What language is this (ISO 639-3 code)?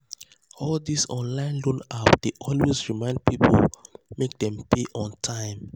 pcm